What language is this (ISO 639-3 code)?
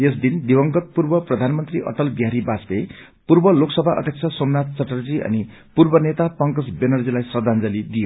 nep